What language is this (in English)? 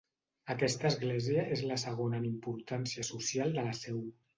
Catalan